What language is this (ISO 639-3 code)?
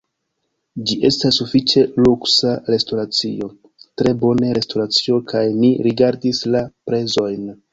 epo